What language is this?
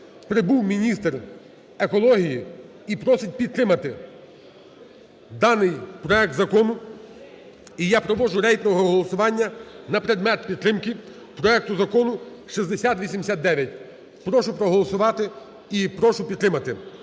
Ukrainian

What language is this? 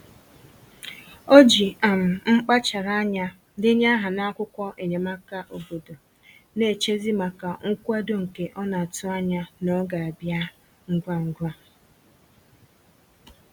Igbo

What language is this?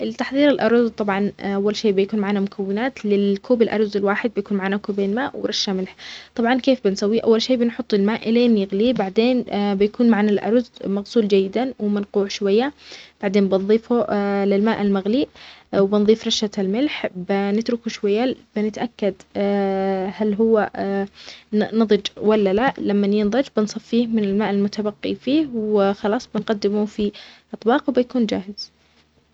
Omani Arabic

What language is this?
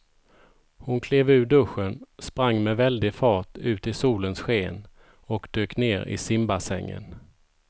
Swedish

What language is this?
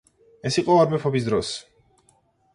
Georgian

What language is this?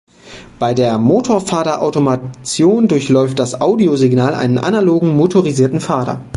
German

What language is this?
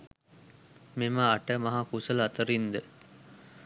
Sinhala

